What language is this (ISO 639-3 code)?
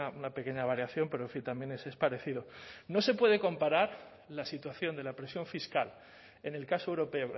spa